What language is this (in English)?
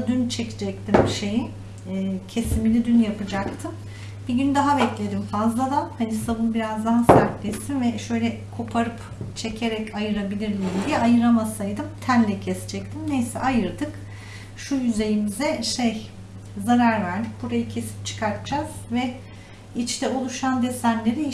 Turkish